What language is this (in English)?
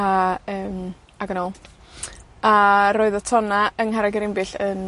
Welsh